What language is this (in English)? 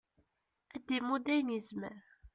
Kabyle